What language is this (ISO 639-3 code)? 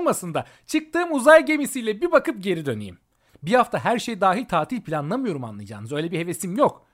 tur